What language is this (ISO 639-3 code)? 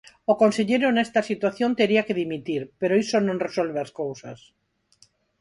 glg